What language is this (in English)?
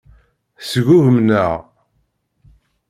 Kabyle